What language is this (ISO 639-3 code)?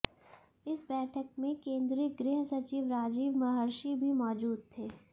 hin